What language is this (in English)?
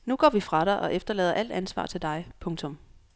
Danish